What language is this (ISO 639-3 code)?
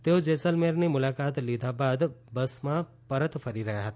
guj